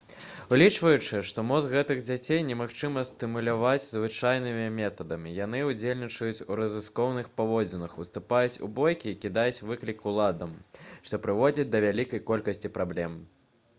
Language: Belarusian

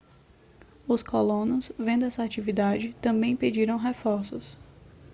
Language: Portuguese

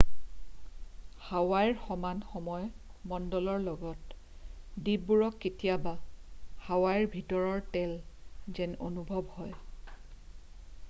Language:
Assamese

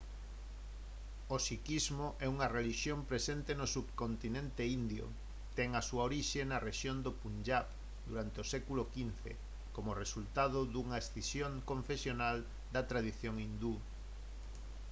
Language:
Galician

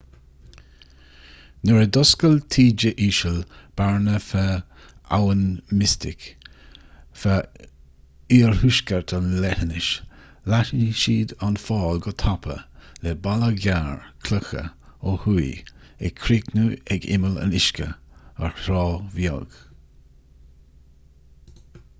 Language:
Irish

